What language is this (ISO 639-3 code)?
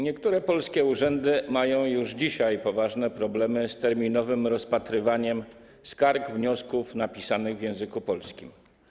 pol